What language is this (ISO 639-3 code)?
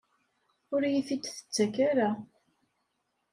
kab